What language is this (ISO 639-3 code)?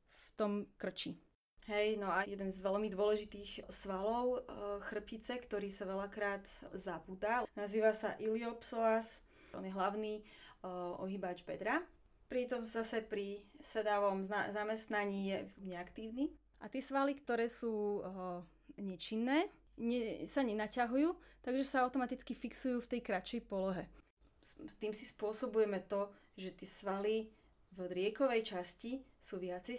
slk